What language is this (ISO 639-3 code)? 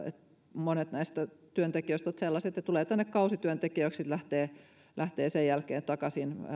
fin